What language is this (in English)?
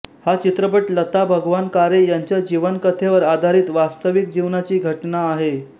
Marathi